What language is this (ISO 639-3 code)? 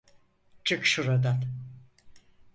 tur